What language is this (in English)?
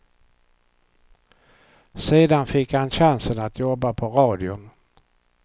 Swedish